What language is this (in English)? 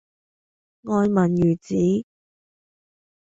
Cantonese